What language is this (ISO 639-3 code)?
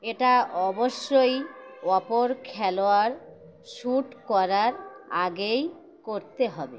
ben